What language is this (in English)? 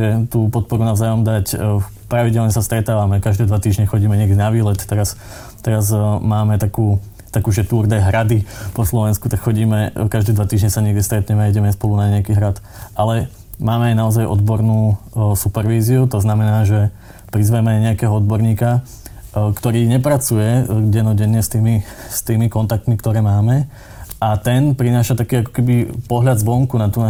Slovak